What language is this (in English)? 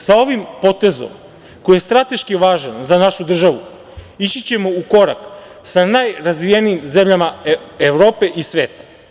Serbian